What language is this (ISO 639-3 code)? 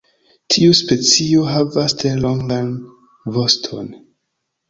epo